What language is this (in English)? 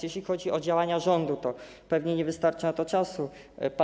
Polish